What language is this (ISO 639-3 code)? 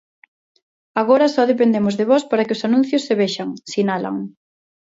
glg